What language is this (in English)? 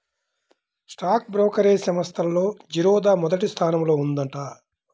Telugu